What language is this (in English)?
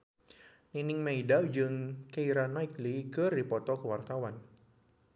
Sundanese